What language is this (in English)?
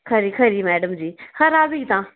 Dogri